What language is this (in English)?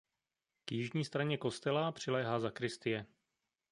Czech